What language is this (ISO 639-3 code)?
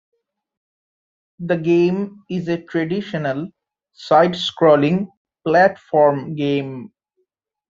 eng